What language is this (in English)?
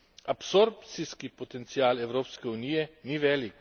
Slovenian